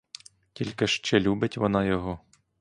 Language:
Ukrainian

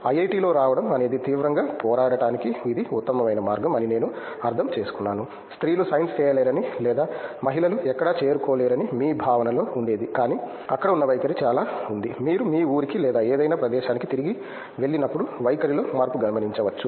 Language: Telugu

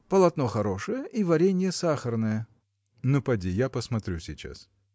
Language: Russian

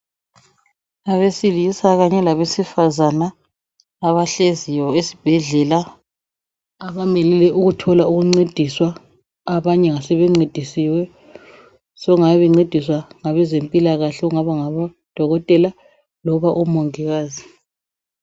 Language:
North Ndebele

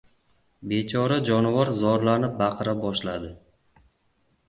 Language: Uzbek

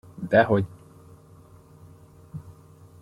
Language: Hungarian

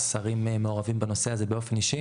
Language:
Hebrew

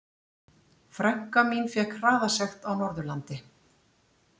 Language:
Icelandic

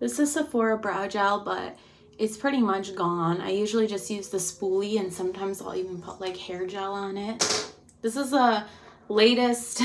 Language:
English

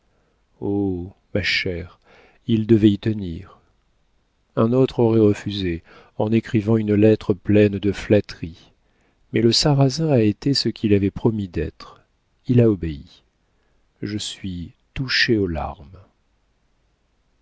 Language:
French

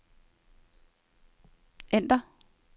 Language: Danish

